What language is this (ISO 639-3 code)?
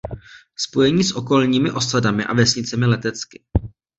ces